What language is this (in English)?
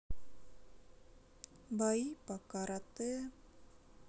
Russian